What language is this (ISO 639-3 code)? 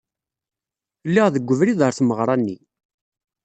kab